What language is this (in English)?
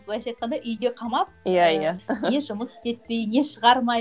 Kazakh